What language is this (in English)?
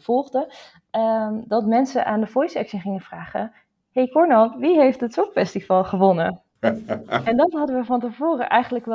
Dutch